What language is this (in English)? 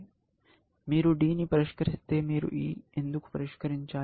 Telugu